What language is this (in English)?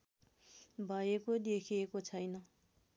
Nepali